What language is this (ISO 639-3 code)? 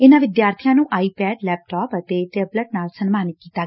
pan